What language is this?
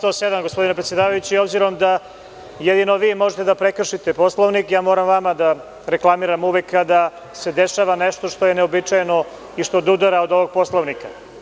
Serbian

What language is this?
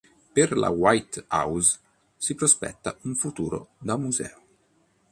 Italian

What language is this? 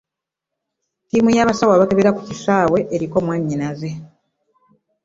Ganda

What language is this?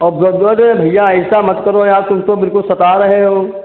Hindi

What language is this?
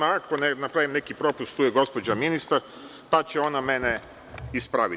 Serbian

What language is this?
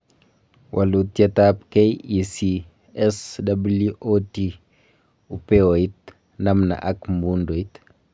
Kalenjin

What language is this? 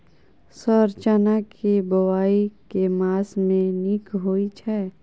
Maithili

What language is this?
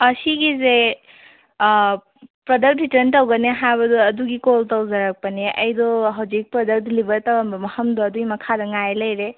Manipuri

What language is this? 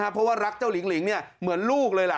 Thai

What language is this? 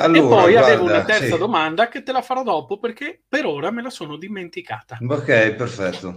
Italian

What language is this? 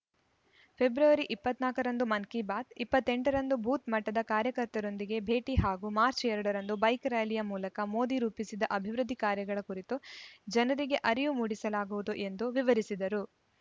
Kannada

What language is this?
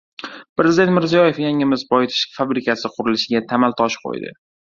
Uzbek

